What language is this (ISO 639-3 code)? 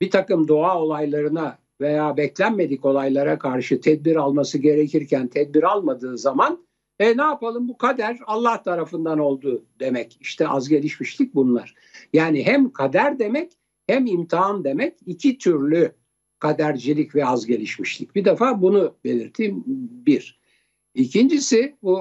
tur